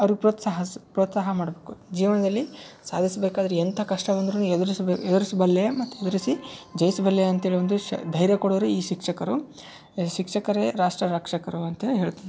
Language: Kannada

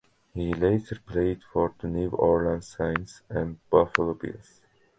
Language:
English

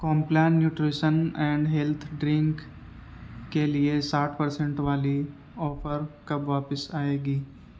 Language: Urdu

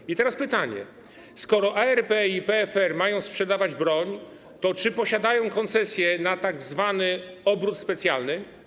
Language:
Polish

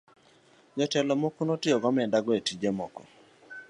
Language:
Luo (Kenya and Tanzania)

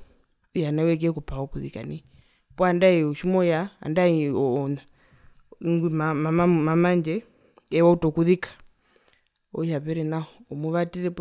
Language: Herero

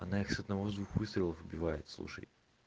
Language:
Russian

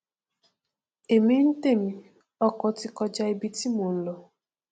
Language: Yoruba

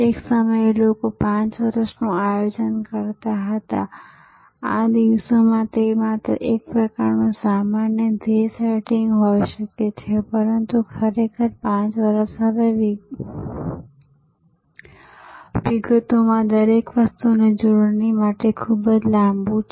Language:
Gujarati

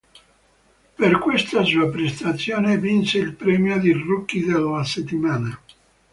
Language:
Italian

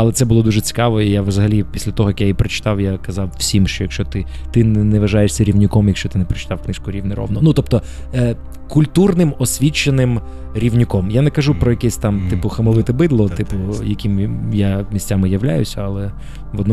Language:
Ukrainian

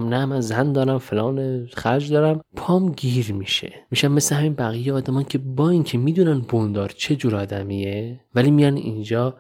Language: Persian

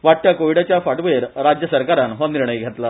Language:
Konkani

